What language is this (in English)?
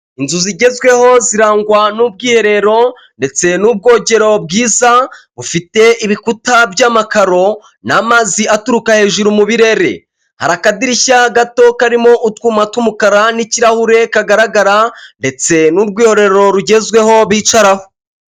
Kinyarwanda